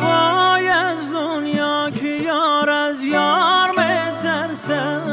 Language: Persian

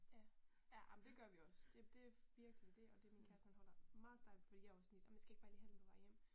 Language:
Danish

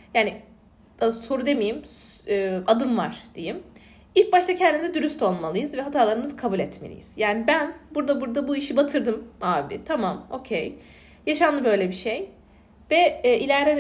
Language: Turkish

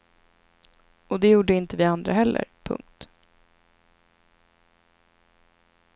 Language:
Swedish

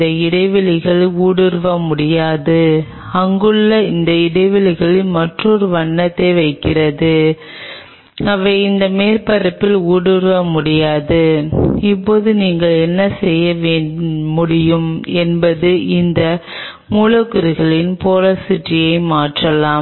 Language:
Tamil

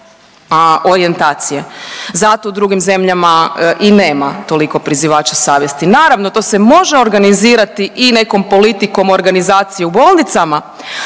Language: Croatian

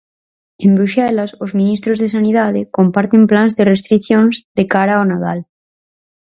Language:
Galician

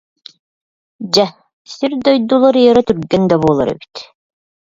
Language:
Yakut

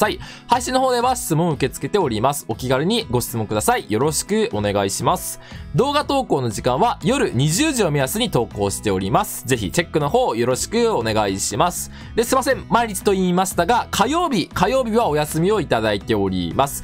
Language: Japanese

